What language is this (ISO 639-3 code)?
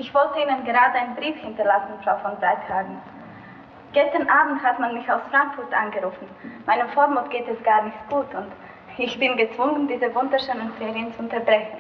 deu